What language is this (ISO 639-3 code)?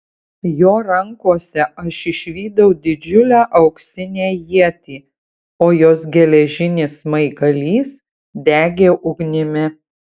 lit